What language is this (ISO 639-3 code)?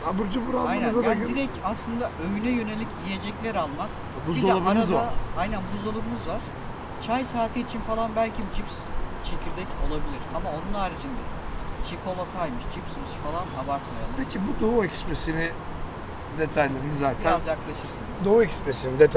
tur